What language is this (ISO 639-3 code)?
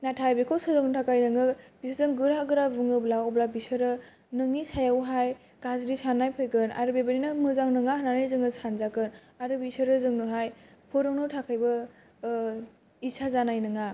brx